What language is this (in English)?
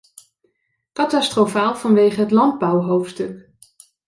Dutch